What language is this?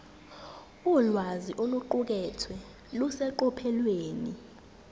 Zulu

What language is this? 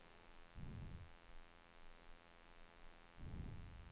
Swedish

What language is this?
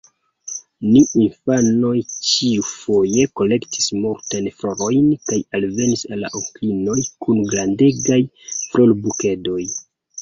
Esperanto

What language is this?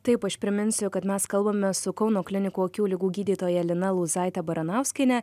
Lithuanian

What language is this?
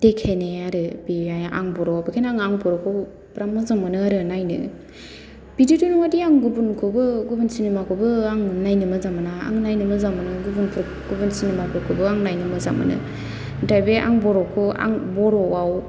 Bodo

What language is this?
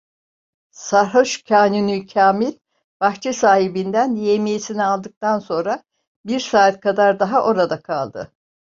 Turkish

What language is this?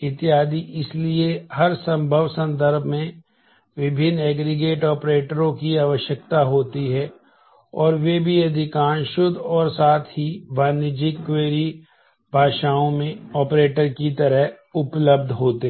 Hindi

